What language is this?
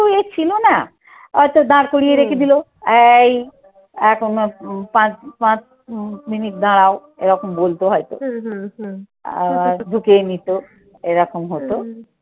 Bangla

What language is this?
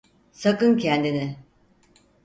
Turkish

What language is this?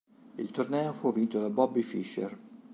Italian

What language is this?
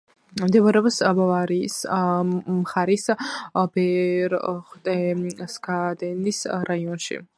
Georgian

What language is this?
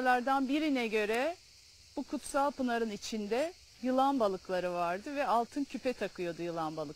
Turkish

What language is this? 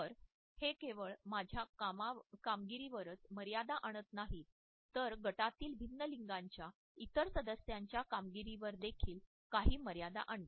Marathi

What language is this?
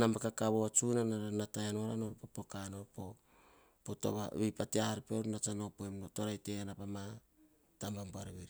Hahon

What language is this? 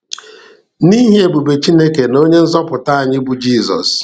Igbo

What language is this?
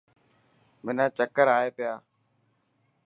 Dhatki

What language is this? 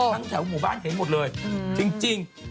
Thai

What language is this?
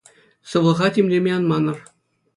Chuvash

